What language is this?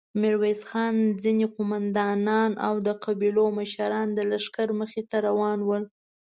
Pashto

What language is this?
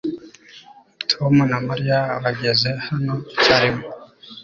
Kinyarwanda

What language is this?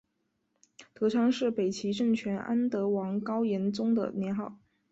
Chinese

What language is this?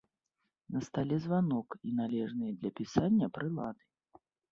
Belarusian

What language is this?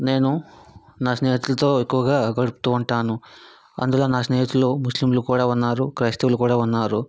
Telugu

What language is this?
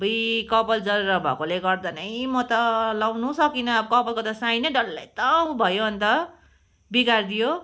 Nepali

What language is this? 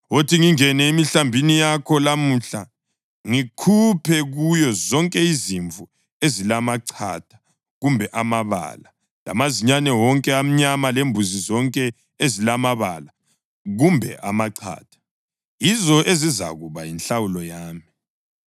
North Ndebele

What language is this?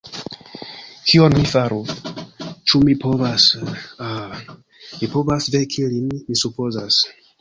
Esperanto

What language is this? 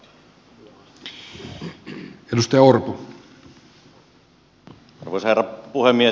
Finnish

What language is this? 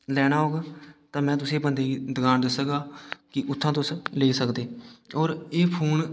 Dogri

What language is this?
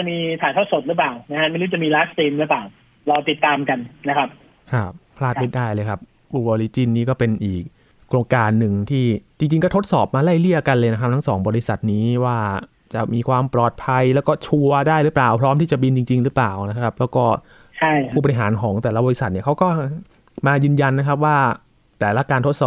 Thai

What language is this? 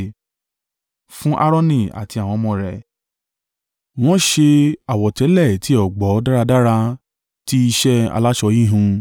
Yoruba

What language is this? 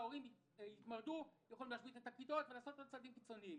Hebrew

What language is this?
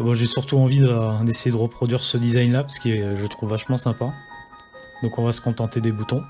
French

